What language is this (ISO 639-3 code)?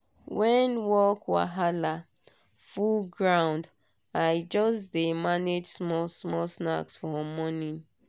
pcm